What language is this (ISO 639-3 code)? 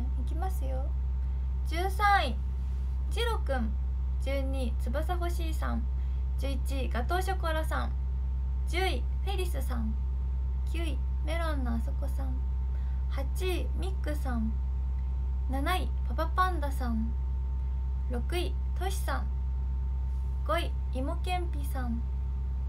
jpn